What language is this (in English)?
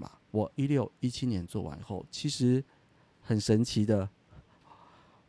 Chinese